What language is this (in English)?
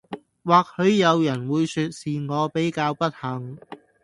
Cantonese